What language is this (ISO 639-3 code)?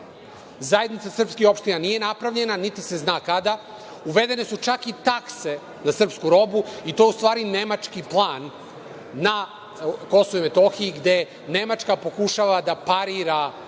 srp